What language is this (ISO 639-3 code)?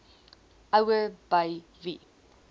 afr